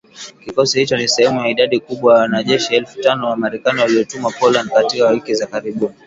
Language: Swahili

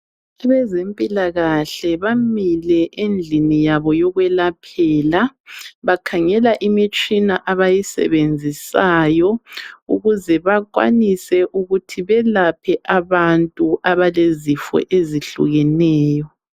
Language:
North Ndebele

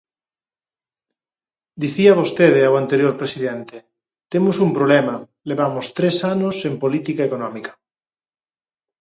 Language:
Galician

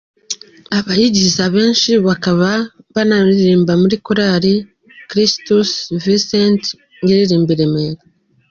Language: Kinyarwanda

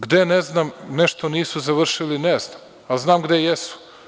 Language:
Serbian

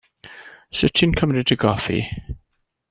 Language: Welsh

